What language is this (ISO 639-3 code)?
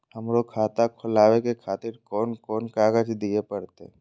mai